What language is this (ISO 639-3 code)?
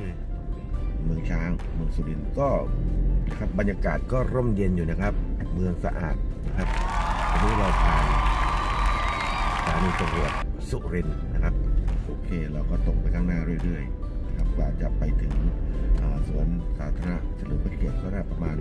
tha